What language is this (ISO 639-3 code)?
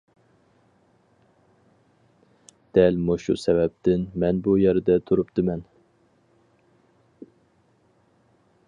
uig